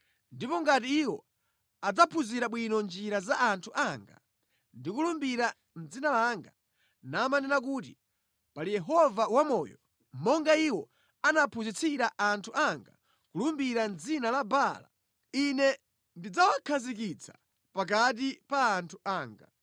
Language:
Nyanja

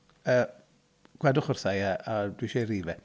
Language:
Welsh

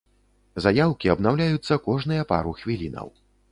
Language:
Belarusian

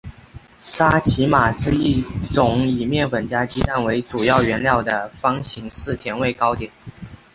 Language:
Chinese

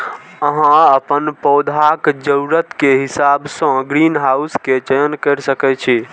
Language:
Maithili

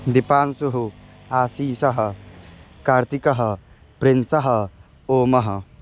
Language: Sanskrit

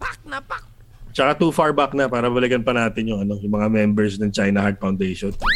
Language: Filipino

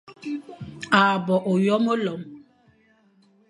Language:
Fang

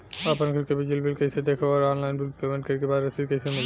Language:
Bhojpuri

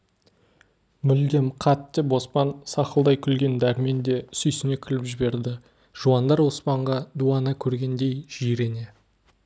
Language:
Kazakh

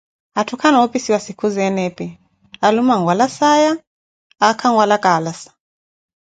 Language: Koti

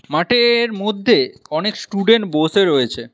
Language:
Bangla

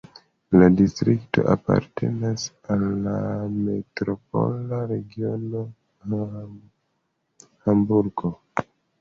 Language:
Esperanto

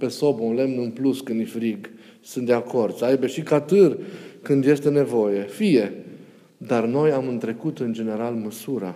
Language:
Romanian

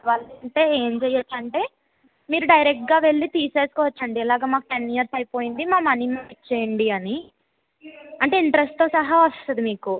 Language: Telugu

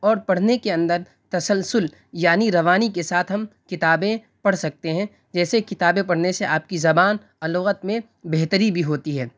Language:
Urdu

